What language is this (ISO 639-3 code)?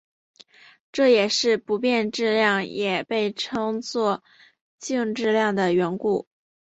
zho